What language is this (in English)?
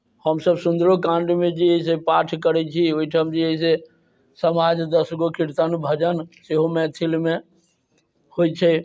Maithili